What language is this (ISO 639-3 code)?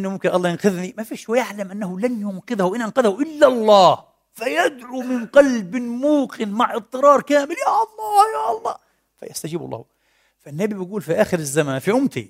ara